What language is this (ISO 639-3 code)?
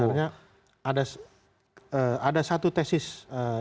ind